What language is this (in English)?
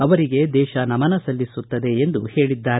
Kannada